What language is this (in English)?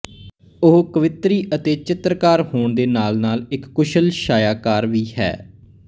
Punjabi